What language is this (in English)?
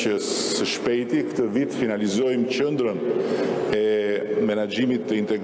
Romanian